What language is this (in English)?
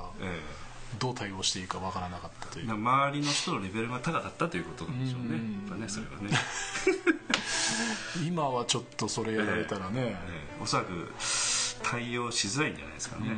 Japanese